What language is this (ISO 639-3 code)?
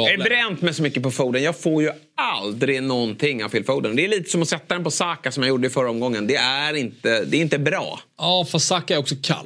swe